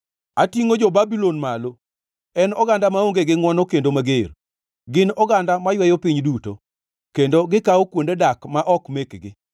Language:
Luo (Kenya and Tanzania)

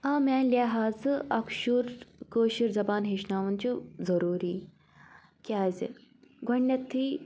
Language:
Kashmiri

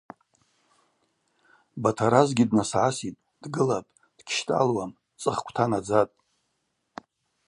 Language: Abaza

